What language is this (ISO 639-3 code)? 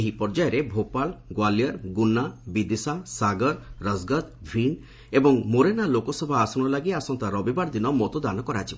ori